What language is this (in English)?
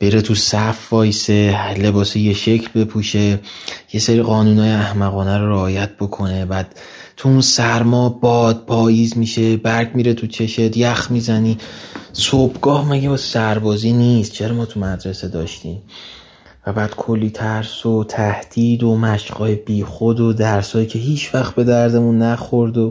Persian